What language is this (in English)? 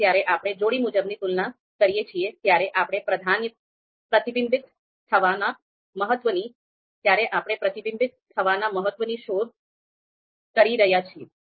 Gujarati